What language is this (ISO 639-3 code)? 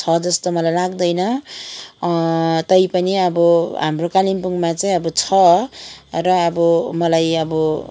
nep